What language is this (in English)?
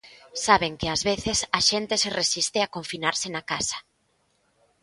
Galician